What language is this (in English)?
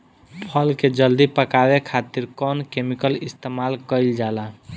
Bhojpuri